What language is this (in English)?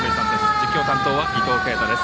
Japanese